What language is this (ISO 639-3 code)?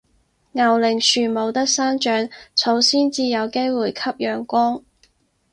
yue